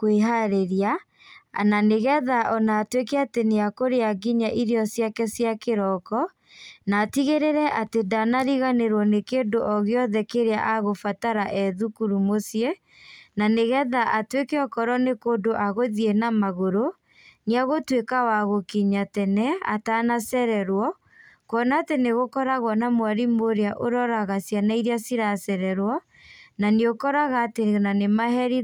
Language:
Kikuyu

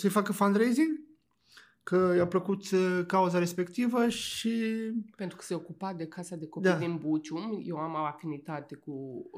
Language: Romanian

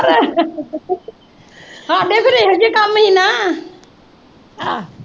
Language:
Punjabi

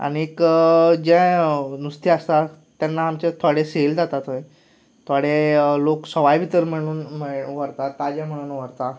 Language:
Konkani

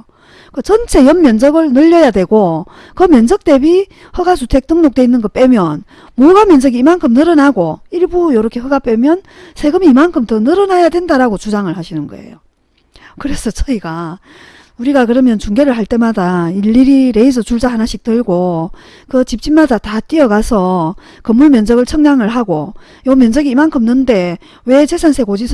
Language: Korean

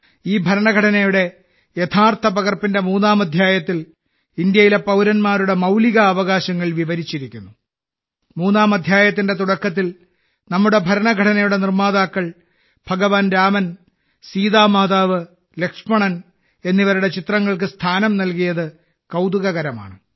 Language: Malayalam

